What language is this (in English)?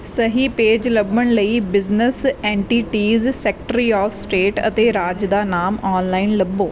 Punjabi